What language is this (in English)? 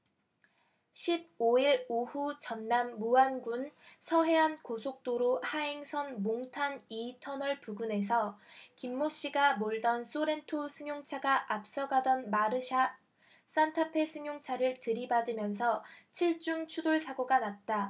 Korean